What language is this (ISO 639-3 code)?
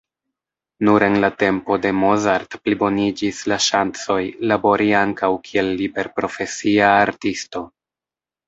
epo